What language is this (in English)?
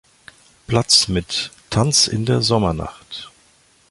German